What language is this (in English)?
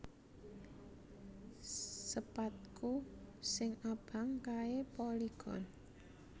Javanese